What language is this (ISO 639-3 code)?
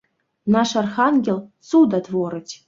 bel